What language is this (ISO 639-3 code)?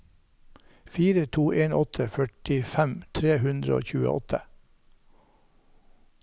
nor